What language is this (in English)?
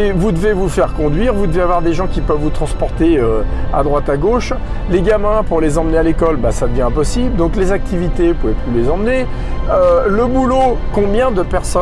French